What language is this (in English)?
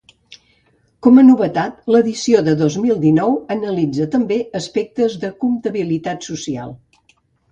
Catalan